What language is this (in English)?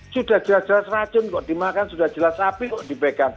Indonesian